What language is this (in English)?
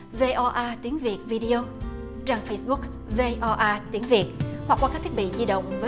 Vietnamese